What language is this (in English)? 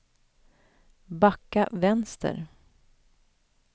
Swedish